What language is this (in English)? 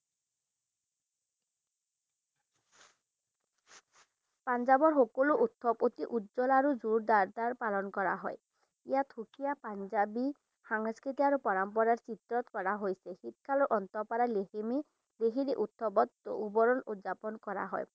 Assamese